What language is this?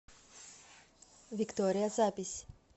Russian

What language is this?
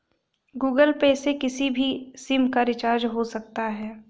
Hindi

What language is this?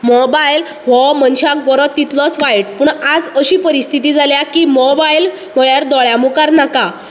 Konkani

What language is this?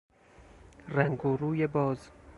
Persian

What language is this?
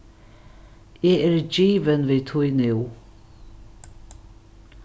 Faroese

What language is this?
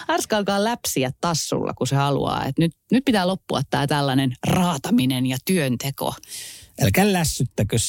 Finnish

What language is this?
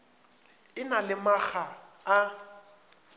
Northern Sotho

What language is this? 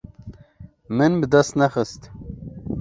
Kurdish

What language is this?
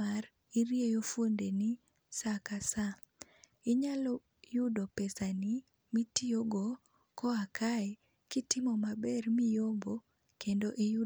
Luo (Kenya and Tanzania)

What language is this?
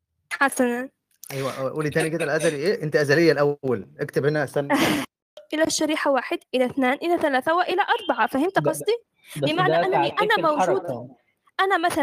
Arabic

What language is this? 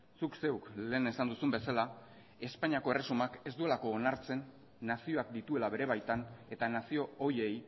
Basque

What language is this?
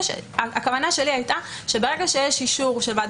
Hebrew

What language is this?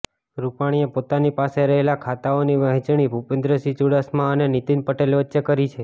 Gujarati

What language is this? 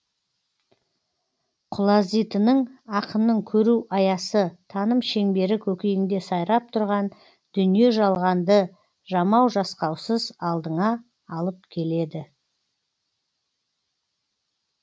Kazakh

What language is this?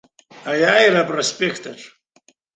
Abkhazian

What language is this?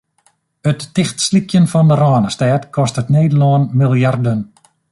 Western Frisian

